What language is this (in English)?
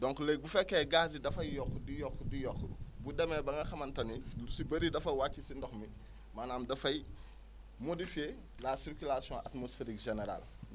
Wolof